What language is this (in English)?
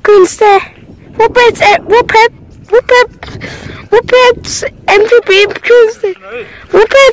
German